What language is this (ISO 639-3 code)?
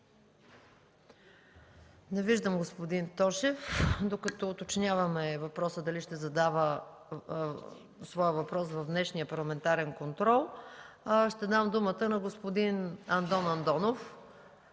bul